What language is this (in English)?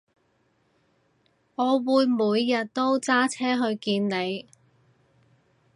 Cantonese